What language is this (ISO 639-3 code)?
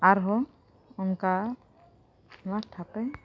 sat